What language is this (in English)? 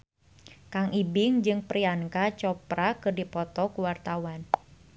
Sundanese